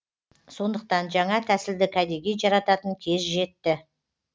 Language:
Kazakh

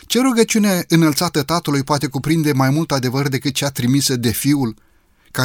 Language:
Romanian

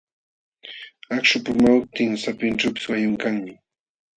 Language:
Jauja Wanca Quechua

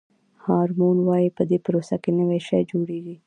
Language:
Pashto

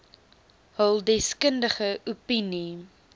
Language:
Afrikaans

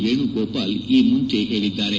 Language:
Kannada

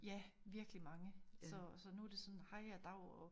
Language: Danish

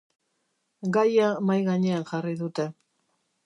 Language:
Basque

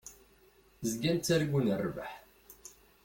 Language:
Kabyle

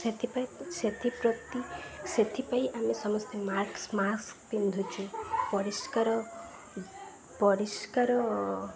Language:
Odia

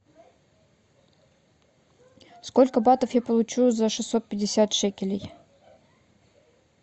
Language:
Russian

